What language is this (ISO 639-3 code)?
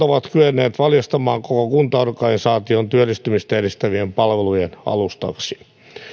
fin